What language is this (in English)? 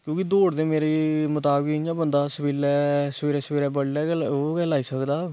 Dogri